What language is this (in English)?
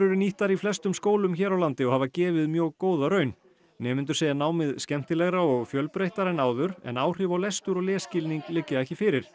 Icelandic